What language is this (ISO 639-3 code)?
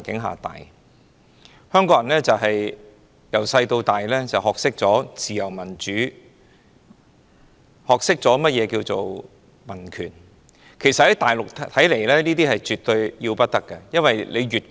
yue